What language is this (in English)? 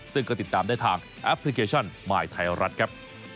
Thai